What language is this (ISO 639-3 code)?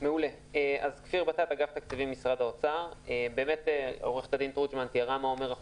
heb